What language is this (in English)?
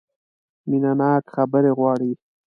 Pashto